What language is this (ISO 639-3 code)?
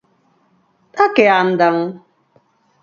glg